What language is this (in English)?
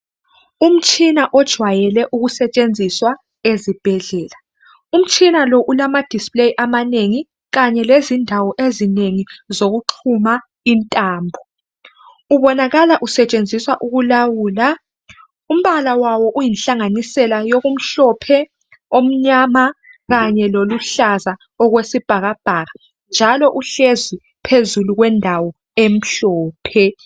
North Ndebele